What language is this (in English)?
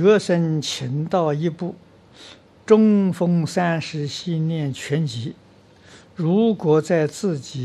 Chinese